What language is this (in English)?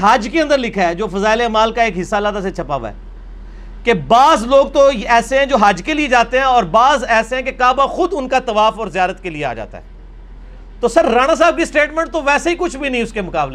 Urdu